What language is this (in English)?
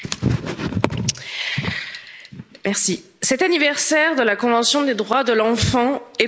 French